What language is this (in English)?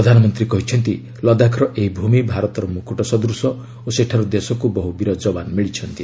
Odia